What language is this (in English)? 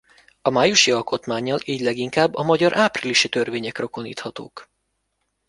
Hungarian